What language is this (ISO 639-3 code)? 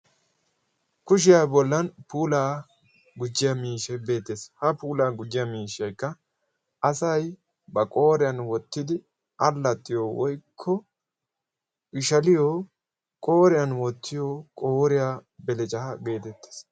wal